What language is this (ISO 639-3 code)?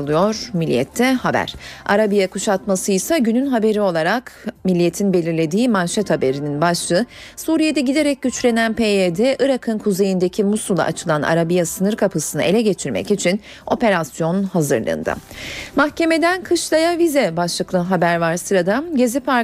tur